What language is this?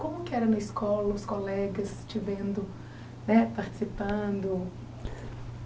Portuguese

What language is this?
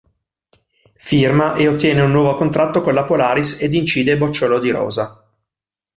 Italian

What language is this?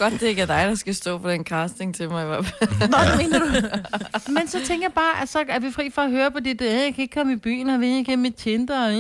Danish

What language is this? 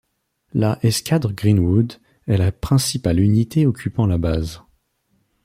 French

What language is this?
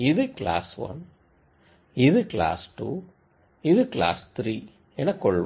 Tamil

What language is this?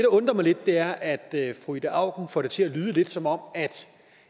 Danish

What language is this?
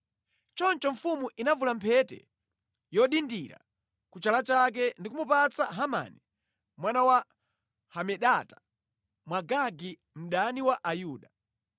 Nyanja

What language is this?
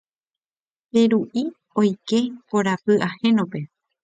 Guarani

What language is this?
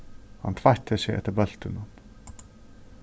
Faroese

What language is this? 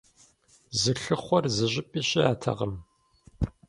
Kabardian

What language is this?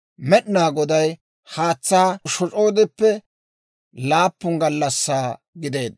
Dawro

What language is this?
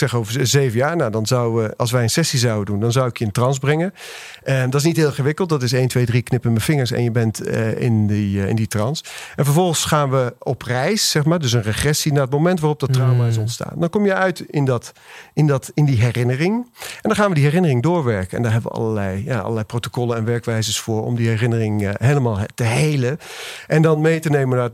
Dutch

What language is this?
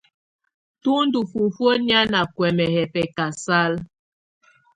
Tunen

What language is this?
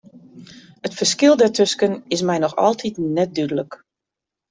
Western Frisian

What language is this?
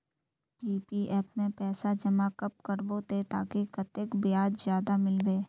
Magahi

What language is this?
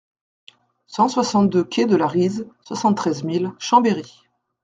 French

